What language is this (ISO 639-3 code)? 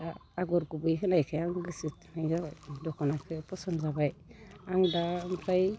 brx